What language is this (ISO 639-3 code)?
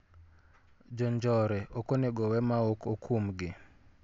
luo